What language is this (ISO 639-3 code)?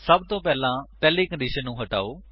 pan